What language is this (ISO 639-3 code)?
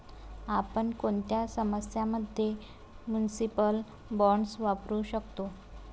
mar